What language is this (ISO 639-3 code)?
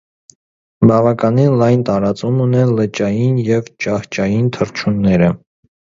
hye